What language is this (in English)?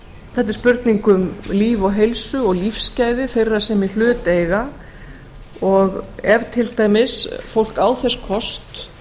Icelandic